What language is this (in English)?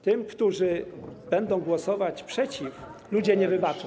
Polish